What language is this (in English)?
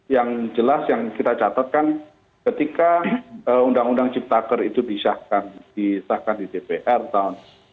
Indonesian